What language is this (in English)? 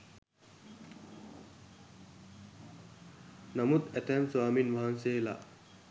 Sinhala